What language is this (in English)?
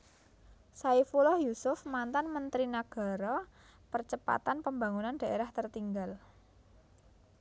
Javanese